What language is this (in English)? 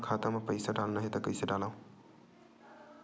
Chhattisgarhi